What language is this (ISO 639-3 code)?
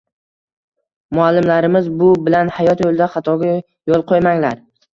uzb